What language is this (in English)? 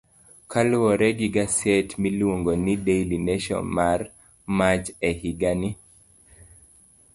Luo (Kenya and Tanzania)